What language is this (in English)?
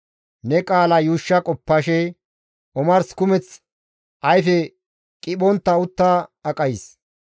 Gamo